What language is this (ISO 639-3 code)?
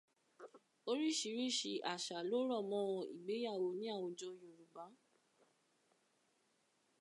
yor